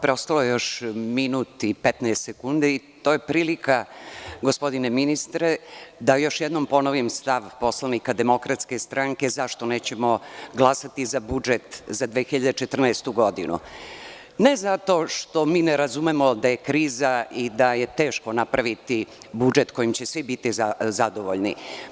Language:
Serbian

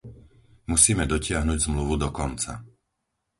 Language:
Slovak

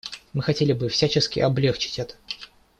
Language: Russian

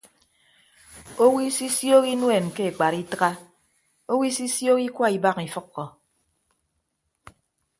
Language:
Ibibio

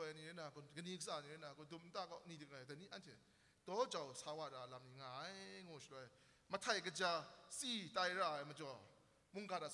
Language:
Arabic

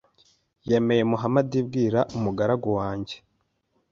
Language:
Kinyarwanda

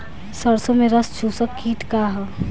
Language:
Bhojpuri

